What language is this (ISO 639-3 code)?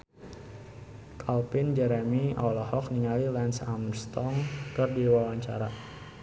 sun